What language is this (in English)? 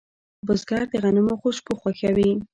Pashto